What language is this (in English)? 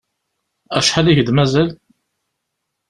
Kabyle